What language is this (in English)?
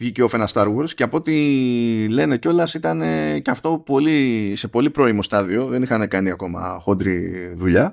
Greek